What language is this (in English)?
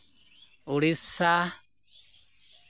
Santali